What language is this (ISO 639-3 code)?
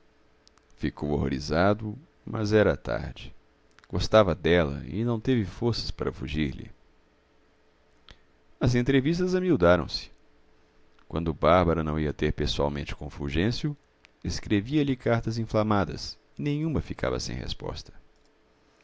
por